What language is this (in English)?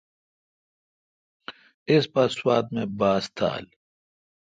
Kalkoti